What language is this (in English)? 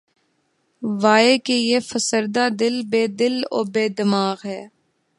Urdu